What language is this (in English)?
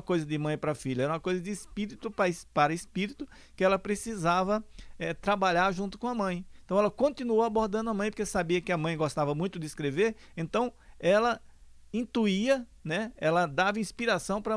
Portuguese